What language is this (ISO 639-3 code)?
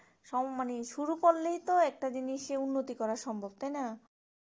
ben